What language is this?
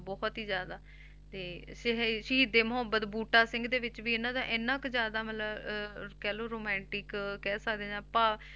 Punjabi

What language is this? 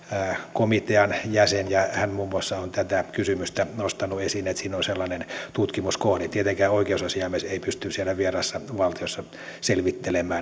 Finnish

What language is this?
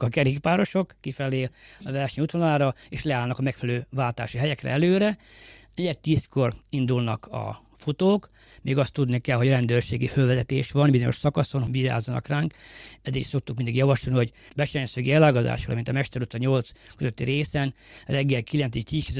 Hungarian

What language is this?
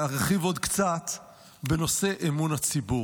Hebrew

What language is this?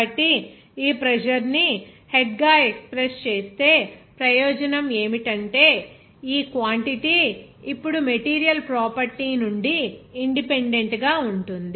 Telugu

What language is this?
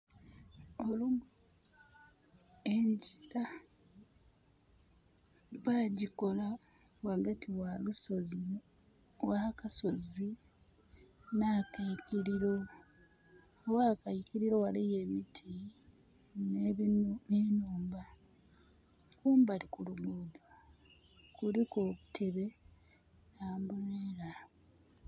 Soga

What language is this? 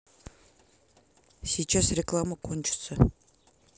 Russian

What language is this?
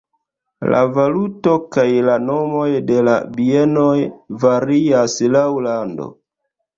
Esperanto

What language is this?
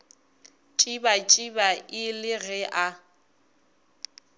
Northern Sotho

